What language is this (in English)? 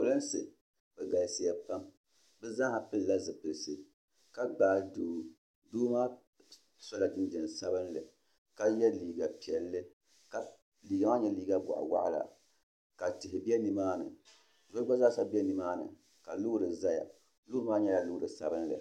Dagbani